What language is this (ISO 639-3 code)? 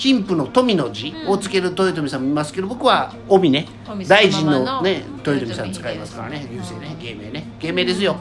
jpn